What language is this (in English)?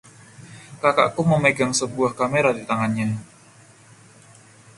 Indonesian